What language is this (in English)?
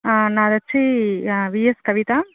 Telugu